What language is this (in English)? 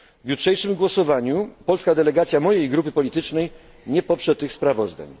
Polish